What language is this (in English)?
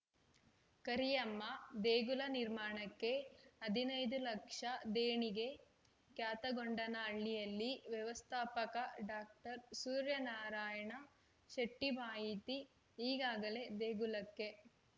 Kannada